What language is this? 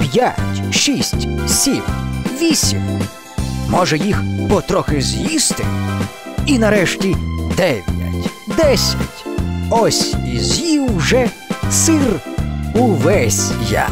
Russian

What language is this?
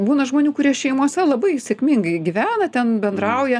Lithuanian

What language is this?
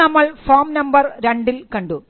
Malayalam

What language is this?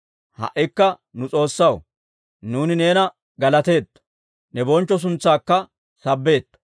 Dawro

